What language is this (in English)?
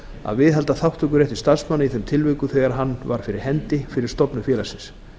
Icelandic